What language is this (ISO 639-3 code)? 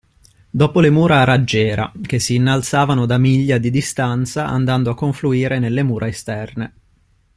ita